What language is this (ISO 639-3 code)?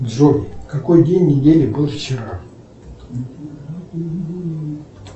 rus